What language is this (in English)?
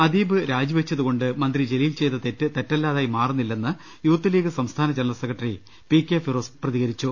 Malayalam